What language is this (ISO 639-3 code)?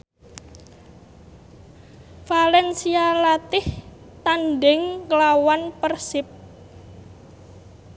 jav